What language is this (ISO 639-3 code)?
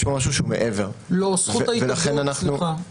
heb